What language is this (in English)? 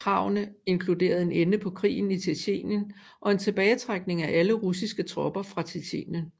Danish